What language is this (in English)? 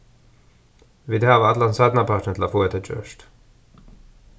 Faroese